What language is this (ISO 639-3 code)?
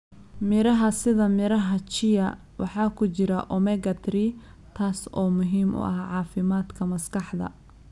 som